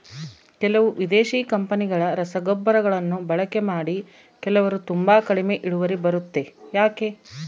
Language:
Kannada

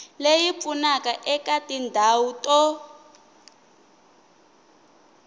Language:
Tsonga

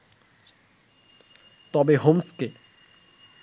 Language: Bangla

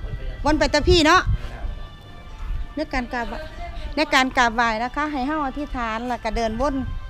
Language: Thai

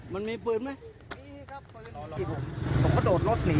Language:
Thai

